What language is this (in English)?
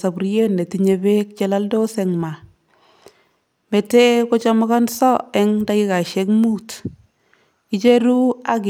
Kalenjin